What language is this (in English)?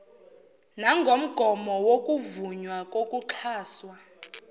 Zulu